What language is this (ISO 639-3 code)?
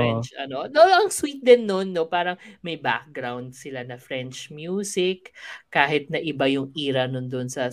fil